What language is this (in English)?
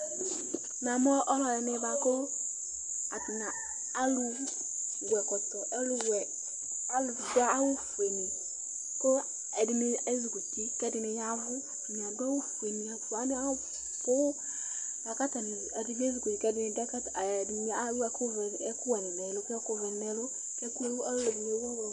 Ikposo